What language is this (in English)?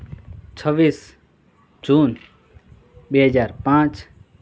Gujarati